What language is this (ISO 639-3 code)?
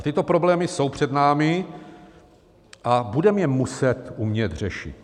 ces